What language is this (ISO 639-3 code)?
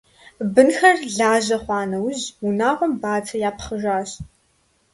kbd